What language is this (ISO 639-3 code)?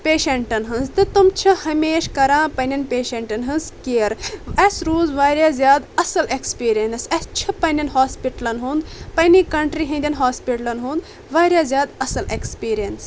kas